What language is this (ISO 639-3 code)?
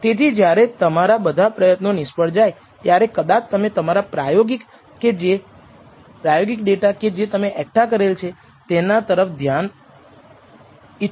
guj